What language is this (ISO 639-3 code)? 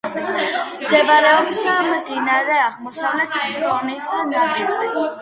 kat